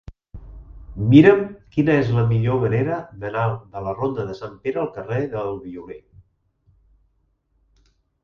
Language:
Catalan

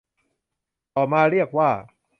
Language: Thai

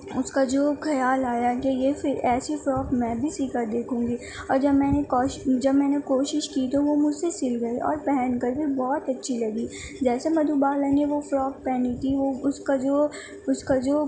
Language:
Urdu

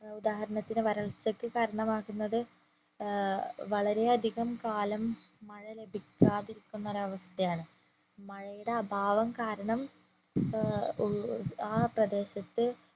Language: Malayalam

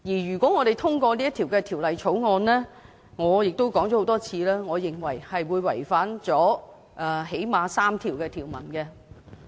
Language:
Cantonese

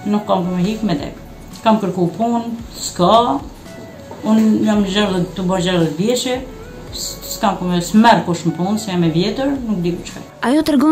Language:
Romanian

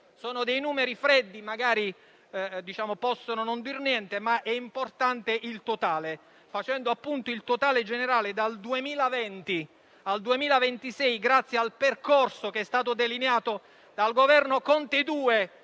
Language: Italian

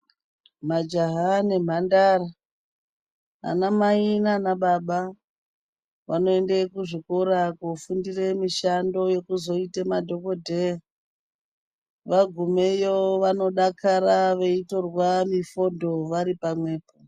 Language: Ndau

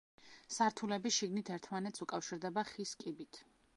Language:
Georgian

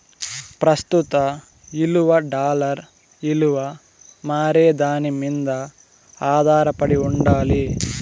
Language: Telugu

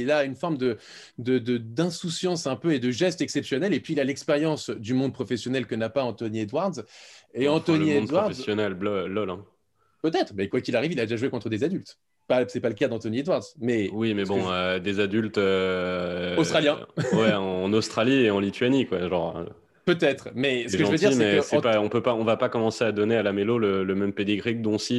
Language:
French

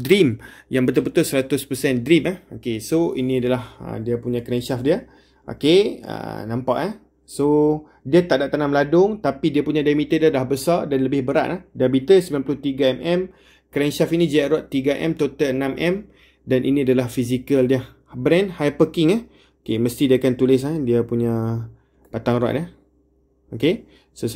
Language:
Malay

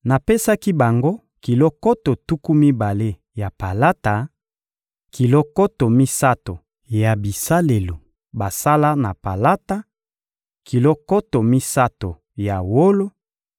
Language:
Lingala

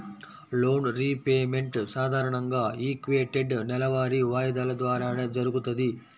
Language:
Telugu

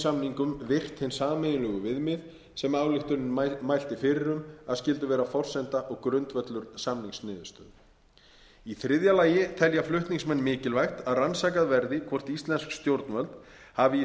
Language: Icelandic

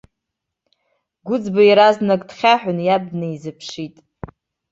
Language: Abkhazian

